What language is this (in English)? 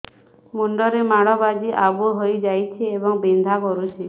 Odia